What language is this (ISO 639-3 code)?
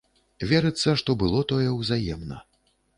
bel